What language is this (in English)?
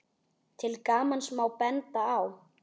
Icelandic